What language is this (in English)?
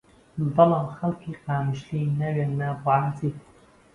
Central Kurdish